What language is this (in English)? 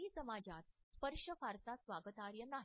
Marathi